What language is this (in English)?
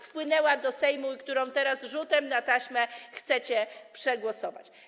Polish